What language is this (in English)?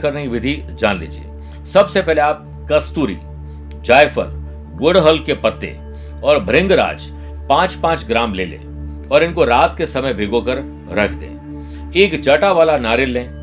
Hindi